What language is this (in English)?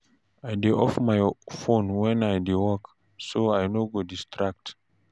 Nigerian Pidgin